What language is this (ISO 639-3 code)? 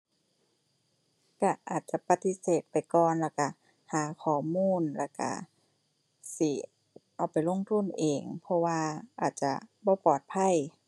tha